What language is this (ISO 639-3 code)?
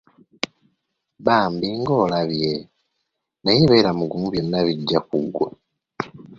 lug